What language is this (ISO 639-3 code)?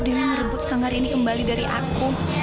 ind